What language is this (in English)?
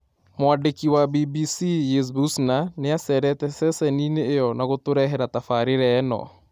Kikuyu